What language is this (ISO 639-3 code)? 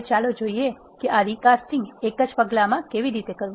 guj